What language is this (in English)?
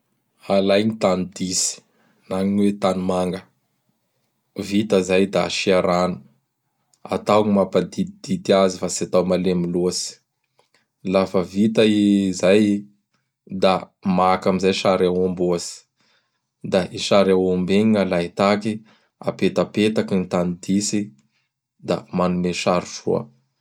Bara Malagasy